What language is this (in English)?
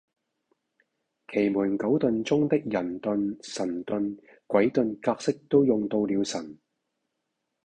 Cantonese